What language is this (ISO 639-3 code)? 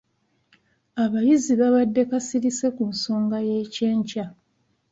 lug